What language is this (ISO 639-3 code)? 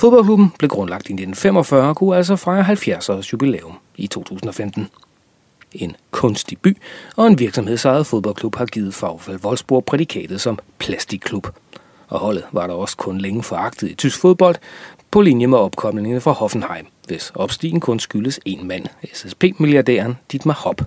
dan